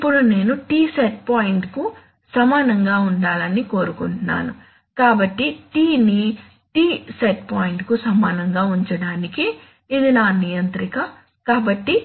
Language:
Telugu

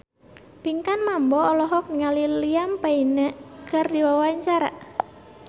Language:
Sundanese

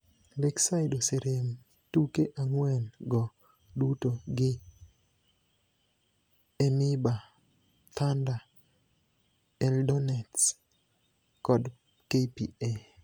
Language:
Luo (Kenya and Tanzania)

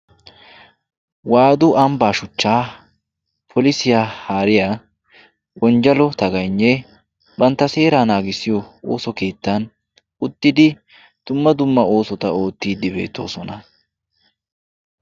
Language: Wolaytta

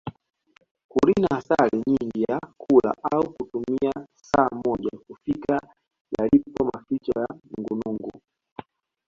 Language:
Swahili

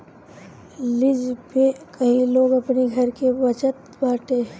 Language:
Bhojpuri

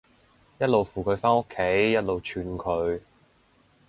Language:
Cantonese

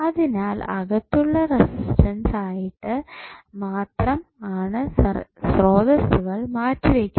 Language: Malayalam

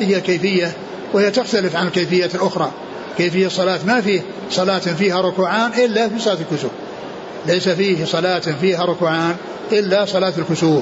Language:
Arabic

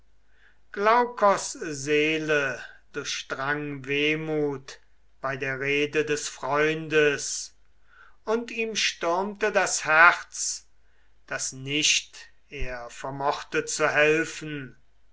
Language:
German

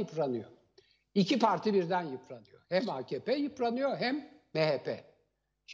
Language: Turkish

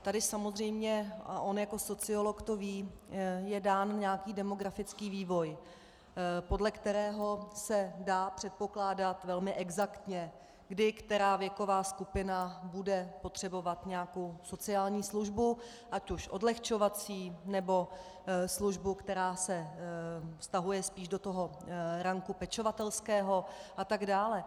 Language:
Czech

